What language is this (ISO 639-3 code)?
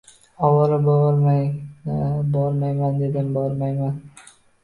uzb